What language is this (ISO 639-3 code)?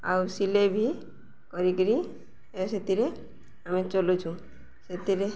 ori